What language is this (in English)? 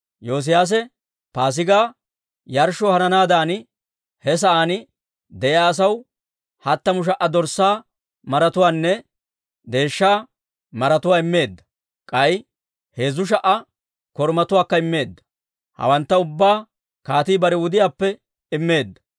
Dawro